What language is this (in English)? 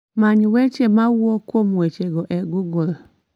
Luo (Kenya and Tanzania)